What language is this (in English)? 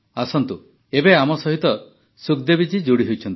Odia